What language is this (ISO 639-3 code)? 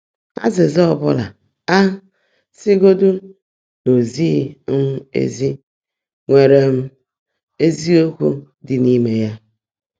ibo